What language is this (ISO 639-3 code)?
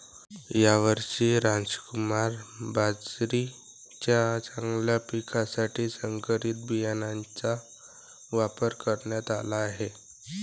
mar